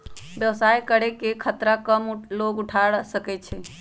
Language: Magahi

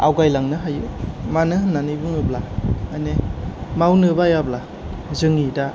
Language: Bodo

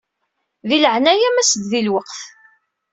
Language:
Kabyle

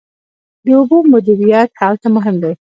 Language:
Pashto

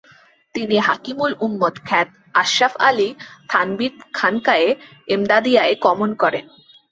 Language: Bangla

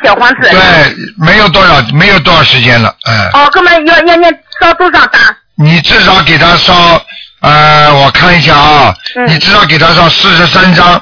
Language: Chinese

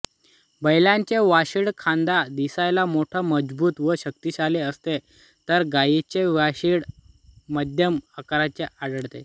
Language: Marathi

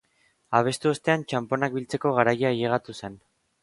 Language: Basque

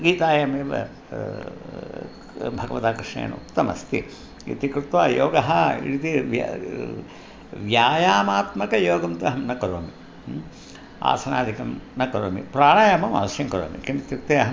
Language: Sanskrit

